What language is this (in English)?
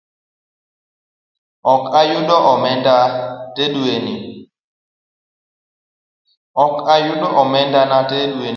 Luo (Kenya and Tanzania)